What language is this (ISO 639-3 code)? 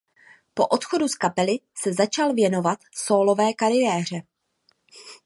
ces